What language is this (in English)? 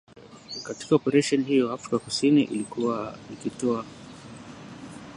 Swahili